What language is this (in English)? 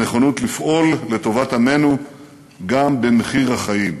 Hebrew